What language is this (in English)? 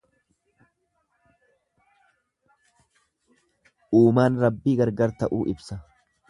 Oromo